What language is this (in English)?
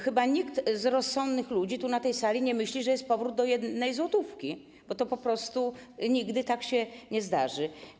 Polish